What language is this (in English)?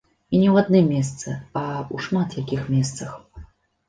Belarusian